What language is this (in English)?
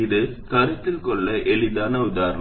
Tamil